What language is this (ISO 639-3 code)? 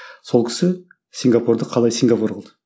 kaz